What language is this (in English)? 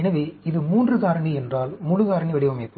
Tamil